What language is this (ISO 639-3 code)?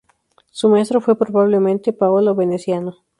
spa